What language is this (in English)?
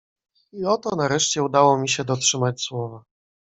Polish